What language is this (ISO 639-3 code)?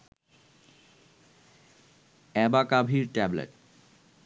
ben